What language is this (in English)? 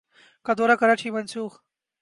Urdu